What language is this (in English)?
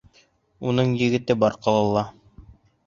Bashkir